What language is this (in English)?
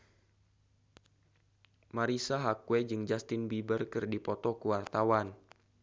Sundanese